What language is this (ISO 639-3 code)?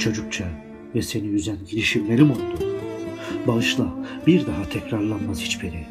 tur